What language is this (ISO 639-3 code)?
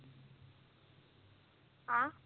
pan